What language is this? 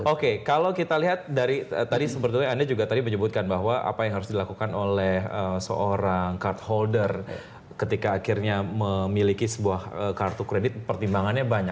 Indonesian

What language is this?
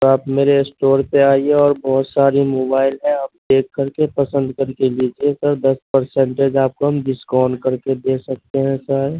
Urdu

